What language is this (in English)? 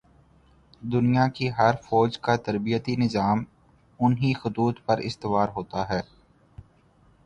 Urdu